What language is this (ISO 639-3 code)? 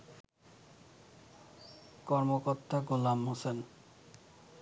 ben